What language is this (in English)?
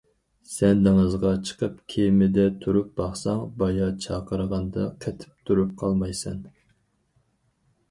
Uyghur